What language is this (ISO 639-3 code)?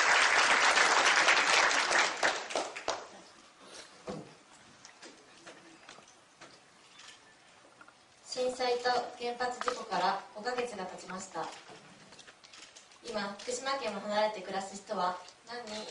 jpn